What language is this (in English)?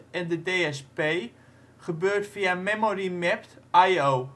Dutch